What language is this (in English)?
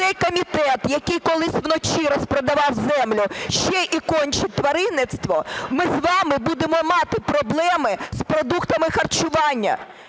Ukrainian